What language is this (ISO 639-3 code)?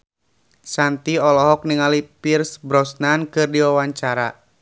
sun